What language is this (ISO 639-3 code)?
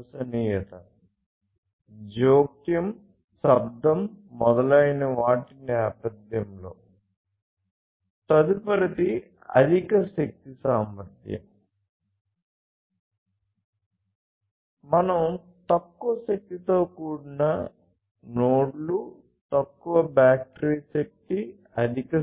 tel